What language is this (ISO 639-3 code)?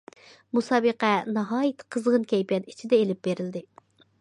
uig